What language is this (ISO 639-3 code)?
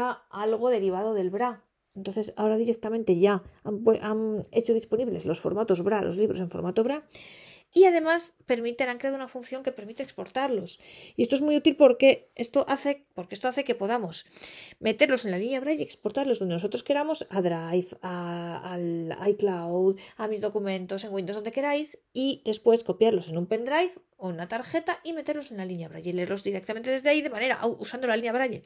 spa